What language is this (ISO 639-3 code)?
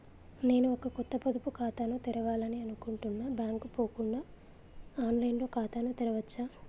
tel